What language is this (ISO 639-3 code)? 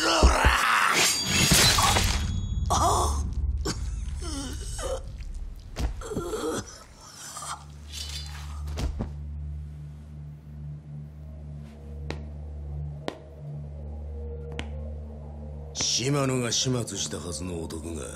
jpn